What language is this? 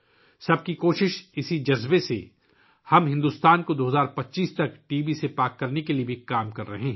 Urdu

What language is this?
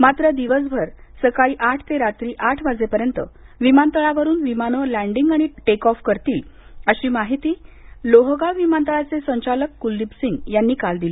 Marathi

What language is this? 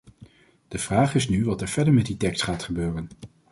Dutch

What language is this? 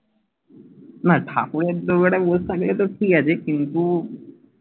Bangla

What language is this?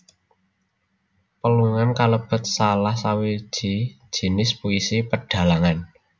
Javanese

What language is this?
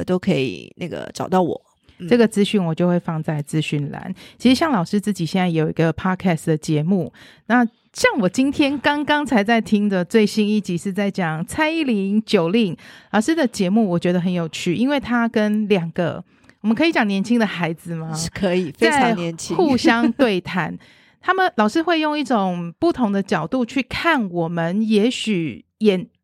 Chinese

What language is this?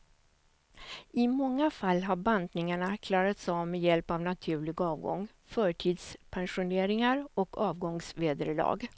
Swedish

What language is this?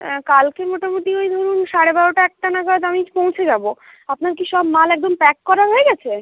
Bangla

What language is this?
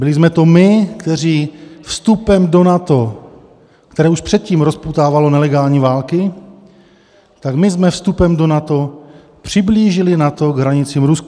Czech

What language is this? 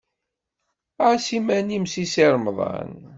Kabyle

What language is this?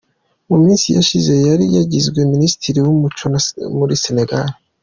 Kinyarwanda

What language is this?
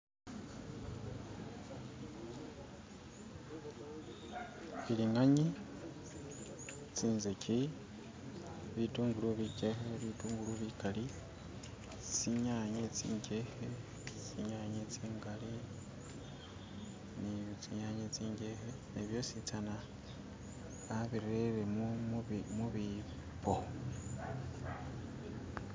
Masaaba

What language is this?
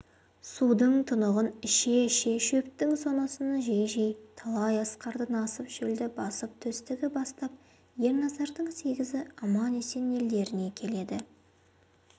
Kazakh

